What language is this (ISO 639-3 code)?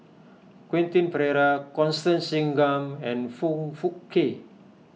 eng